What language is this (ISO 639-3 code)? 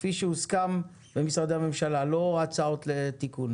heb